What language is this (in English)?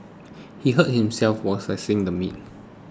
English